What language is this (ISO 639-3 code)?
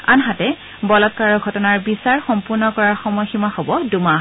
asm